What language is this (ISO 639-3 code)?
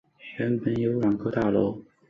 zho